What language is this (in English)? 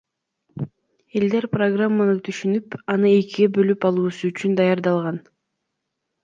Kyrgyz